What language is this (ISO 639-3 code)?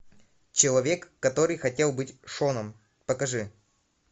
rus